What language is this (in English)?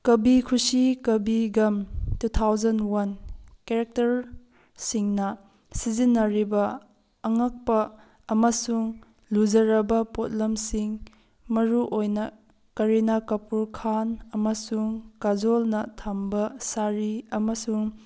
Manipuri